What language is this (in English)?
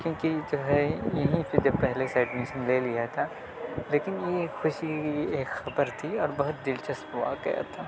Urdu